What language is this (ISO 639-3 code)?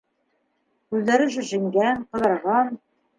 bak